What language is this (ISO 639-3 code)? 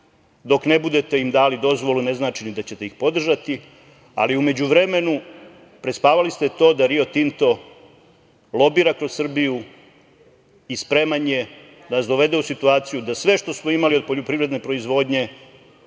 srp